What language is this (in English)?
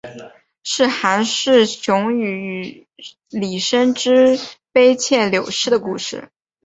Chinese